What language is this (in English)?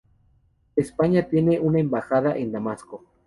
Spanish